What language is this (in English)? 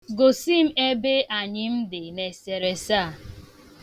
Igbo